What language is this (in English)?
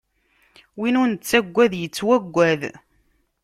Kabyle